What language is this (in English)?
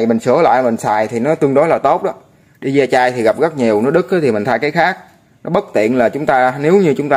Vietnamese